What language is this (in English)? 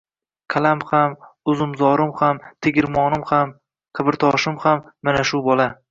Uzbek